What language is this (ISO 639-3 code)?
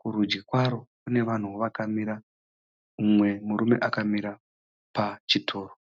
sna